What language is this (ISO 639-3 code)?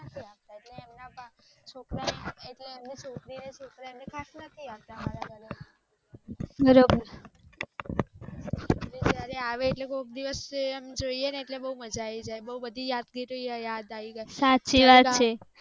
guj